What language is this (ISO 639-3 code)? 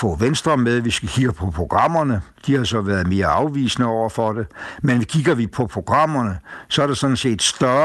dan